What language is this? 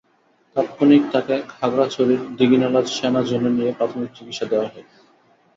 Bangla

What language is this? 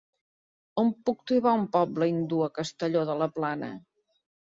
Catalan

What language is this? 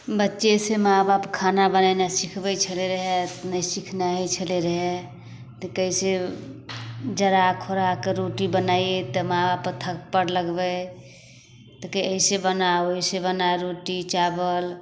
Maithili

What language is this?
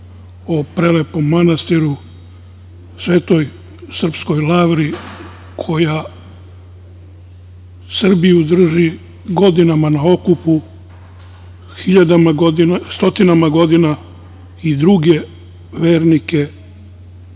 Serbian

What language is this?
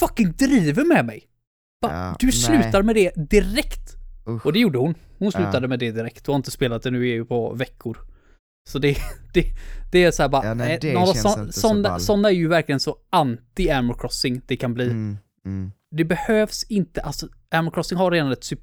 Swedish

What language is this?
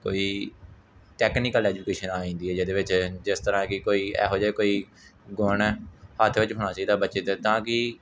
Punjabi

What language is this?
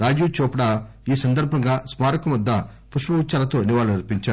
Telugu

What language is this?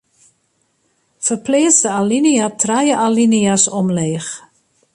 Western Frisian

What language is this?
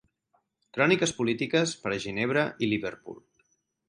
Catalan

